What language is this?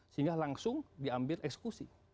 Indonesian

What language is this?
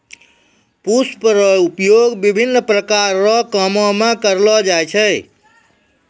Maithili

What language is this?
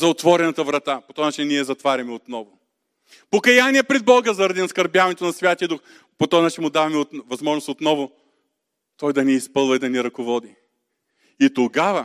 Bulgarian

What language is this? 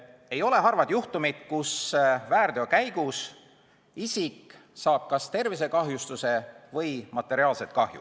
Estonian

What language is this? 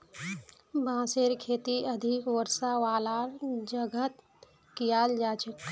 Magahi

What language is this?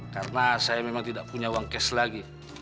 Indonesian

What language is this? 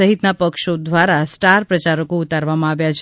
Gujarati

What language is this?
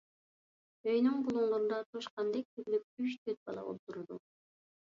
Uyghur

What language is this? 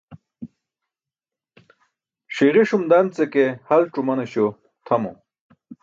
Burushaski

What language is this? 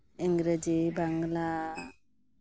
Santali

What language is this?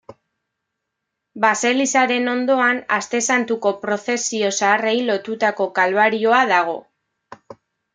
Basque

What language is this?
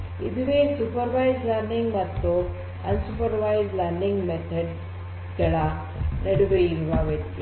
Kannada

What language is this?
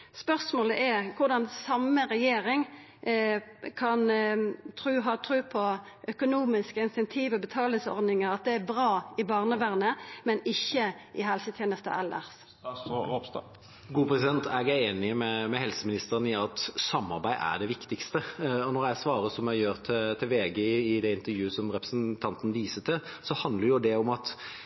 Norwegian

